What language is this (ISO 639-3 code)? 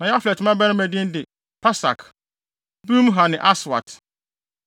aka